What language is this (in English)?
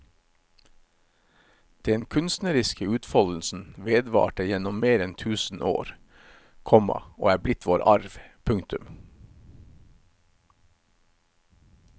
Norwegian